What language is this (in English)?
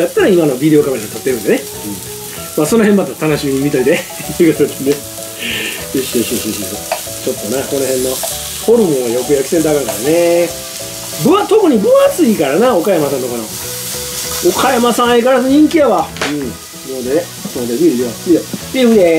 Japanese